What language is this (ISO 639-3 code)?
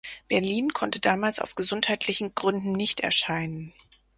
deu